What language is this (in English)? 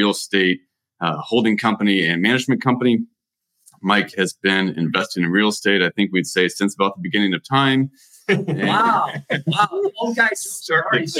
English